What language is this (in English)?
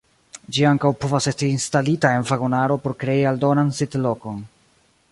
Esperanto